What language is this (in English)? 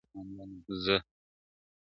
Pashto